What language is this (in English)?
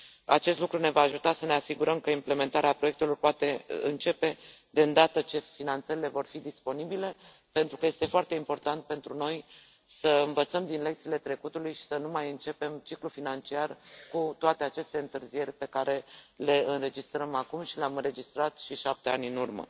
Romanian